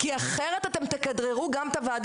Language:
Hebrew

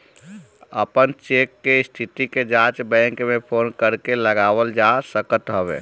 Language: Bhojpuri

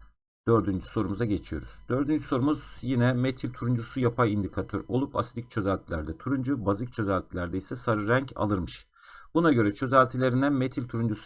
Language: Turkish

